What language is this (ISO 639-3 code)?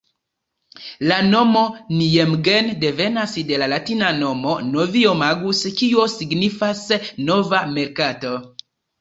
epo